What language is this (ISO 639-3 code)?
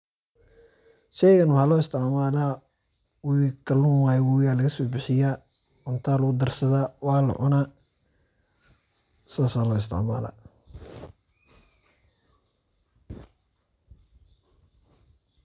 som